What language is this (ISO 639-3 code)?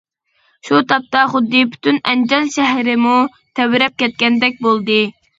uig